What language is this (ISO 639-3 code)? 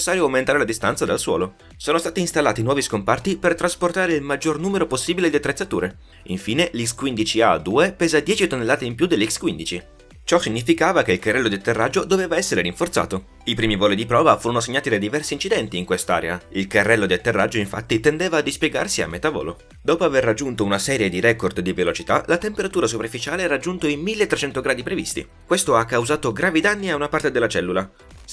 ita